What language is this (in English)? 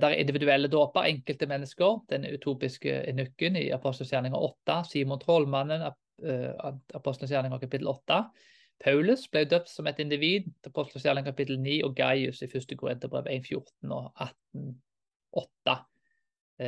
Danish